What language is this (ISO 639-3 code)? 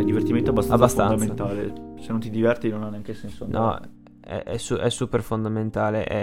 ita